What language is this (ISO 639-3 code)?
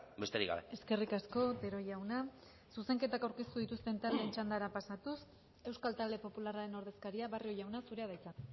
eus